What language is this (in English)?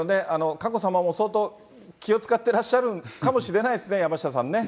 Japanese